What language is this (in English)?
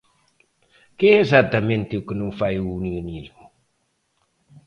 Galician